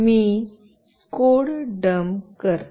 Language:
Marathi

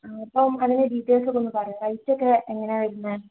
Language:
Malayalam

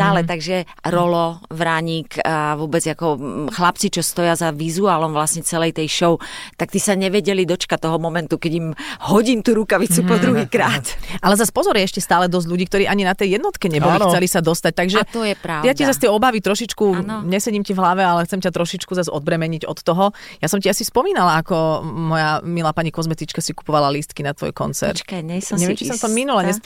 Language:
Slovak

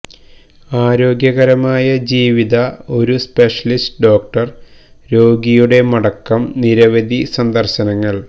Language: Malayalam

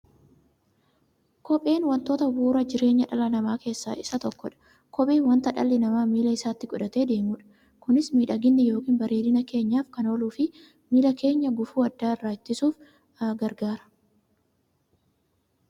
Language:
Oromo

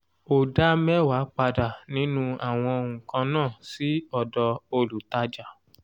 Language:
Yoruba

